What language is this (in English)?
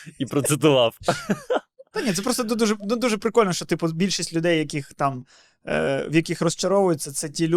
Ukrainian